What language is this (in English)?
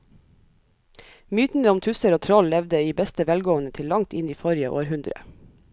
Norwegian